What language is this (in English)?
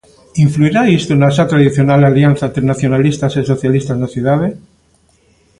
Galician